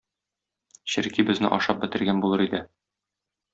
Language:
Tatar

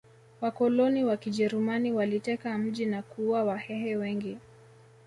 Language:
Swahili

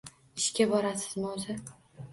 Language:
Uzbek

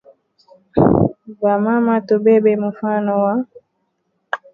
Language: Swahili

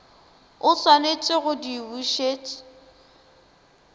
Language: Northern Sotho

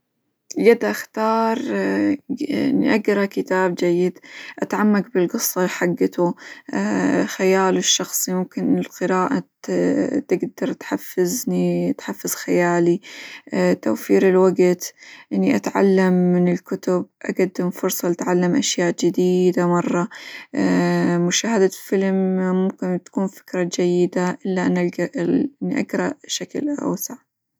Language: Hijazi Arabic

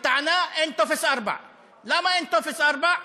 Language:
Hebrew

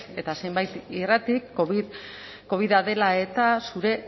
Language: Basque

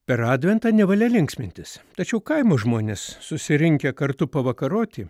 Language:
Lithuanian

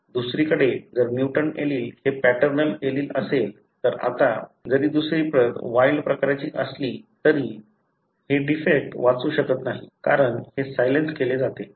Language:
Marathi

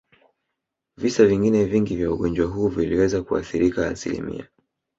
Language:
Swahili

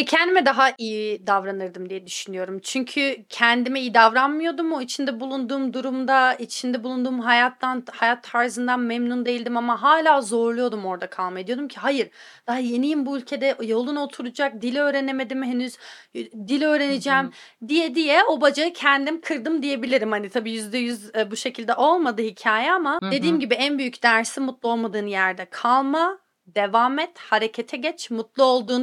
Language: Turkish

